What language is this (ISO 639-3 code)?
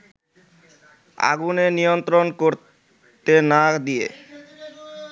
ben